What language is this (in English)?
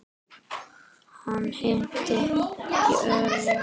Icelandic